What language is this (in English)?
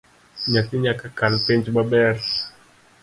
Luo (Kenya and Tanzania)